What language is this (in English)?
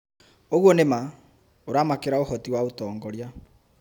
Kikuyu